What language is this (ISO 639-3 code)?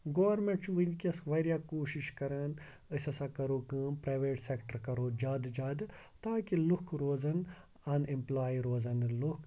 kas